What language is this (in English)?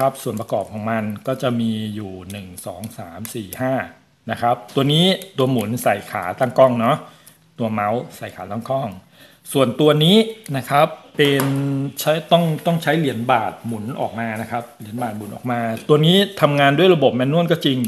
Thai